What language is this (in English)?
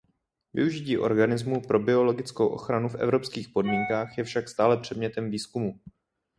Czech